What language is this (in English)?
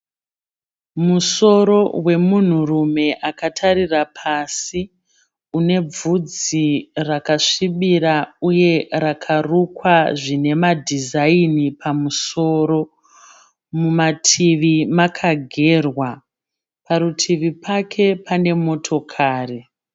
Shona